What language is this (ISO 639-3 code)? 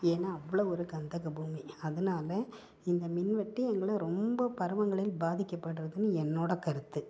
tam